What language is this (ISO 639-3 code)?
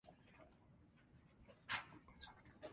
jpn